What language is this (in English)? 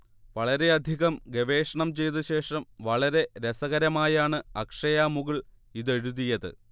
Malayalam